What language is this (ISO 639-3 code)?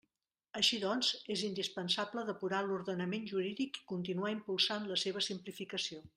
cat